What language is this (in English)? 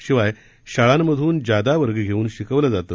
Marathi